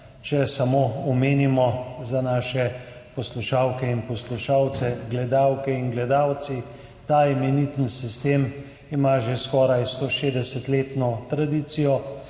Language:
Slovenian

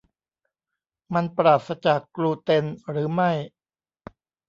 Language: Thai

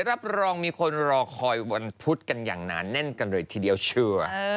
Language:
Thai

